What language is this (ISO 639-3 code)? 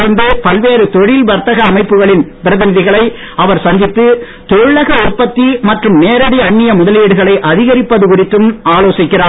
tam